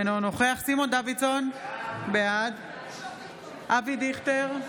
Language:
Hebrew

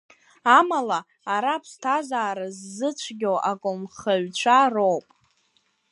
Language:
Abkhazian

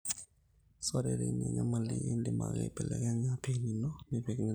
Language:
Masai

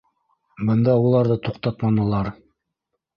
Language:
Bashkir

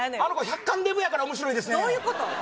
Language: Japanese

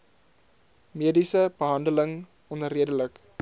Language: Afrikaans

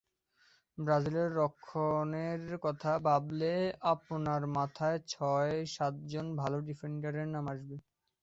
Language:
Bangla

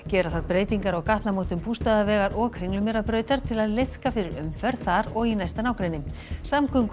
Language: Icelandic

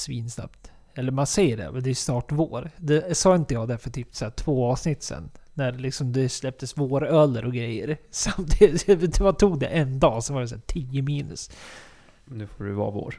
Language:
Swedish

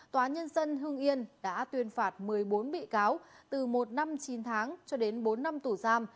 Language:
Vietnamese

